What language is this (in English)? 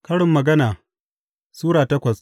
Hausa